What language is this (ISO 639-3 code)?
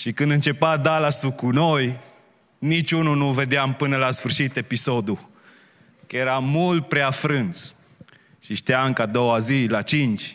ron